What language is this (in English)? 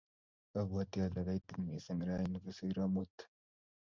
Kalenjin